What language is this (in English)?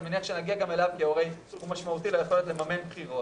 Hebrew